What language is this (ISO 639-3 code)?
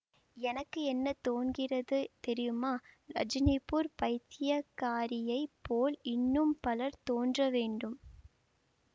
tam